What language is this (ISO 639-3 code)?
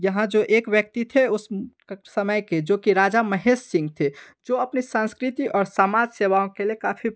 hin